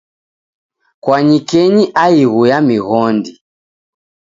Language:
Taita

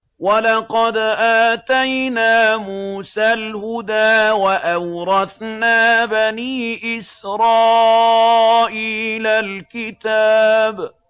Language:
Arabic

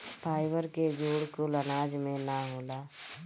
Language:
Bhojpuri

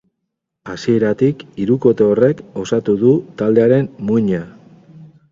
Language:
Basque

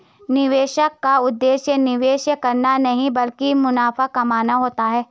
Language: Hindi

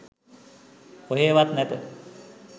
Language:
Sinhala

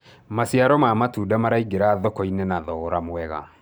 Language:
Kikuyu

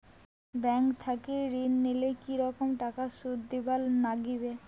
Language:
Bangla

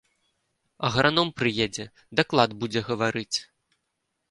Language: Belarusian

